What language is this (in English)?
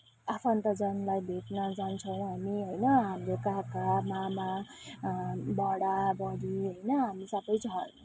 Nepali